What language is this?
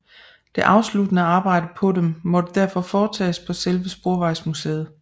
Danish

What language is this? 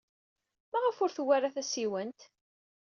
Kabyle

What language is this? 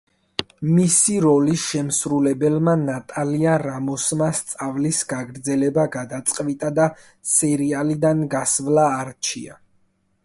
Georgian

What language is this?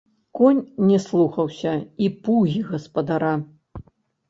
Belarusian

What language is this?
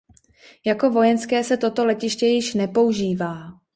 Czech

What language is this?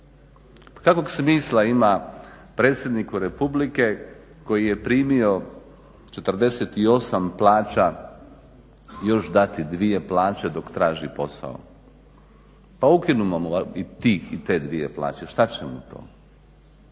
Croatian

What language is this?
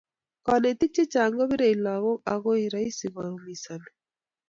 Kalenjin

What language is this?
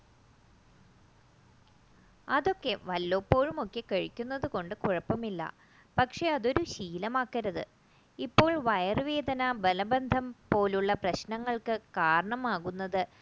Malayalam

